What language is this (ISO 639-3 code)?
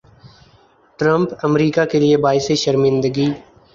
urd